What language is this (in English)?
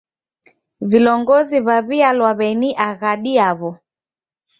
Taita